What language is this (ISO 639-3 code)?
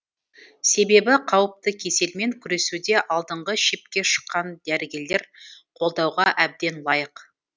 kaz